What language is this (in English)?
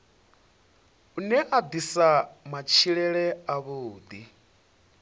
Venda